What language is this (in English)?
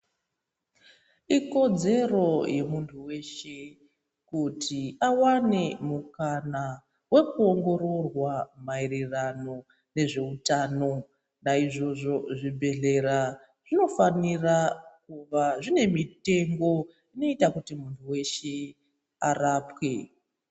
Ndau